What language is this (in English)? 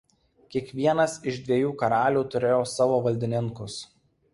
Lithuanian